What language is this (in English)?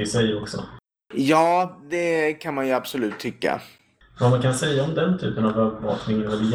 Swedish